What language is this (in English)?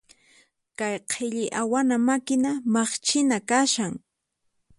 Puno Quechua